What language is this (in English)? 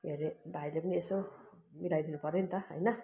Nepali